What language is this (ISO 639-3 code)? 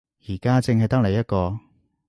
yue